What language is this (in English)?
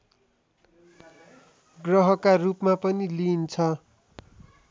Nepali